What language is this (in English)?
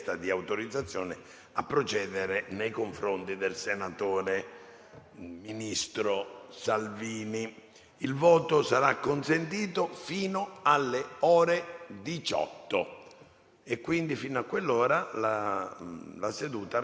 Italian